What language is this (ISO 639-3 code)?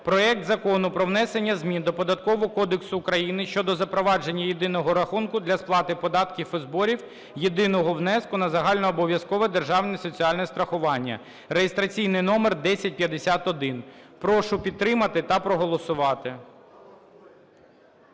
ukr